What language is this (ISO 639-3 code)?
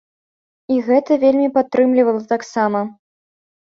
bel